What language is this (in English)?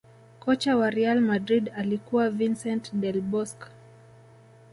Swahili